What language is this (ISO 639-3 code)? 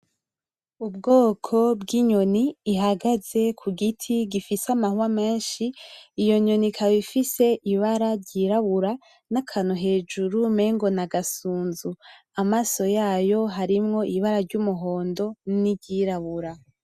run